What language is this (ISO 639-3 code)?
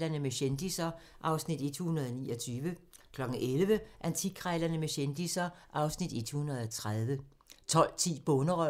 dan